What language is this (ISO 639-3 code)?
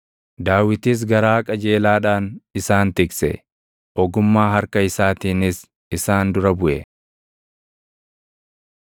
orm